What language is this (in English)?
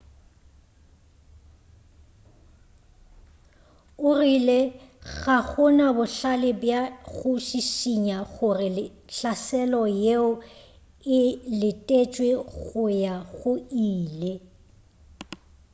Northern Sotho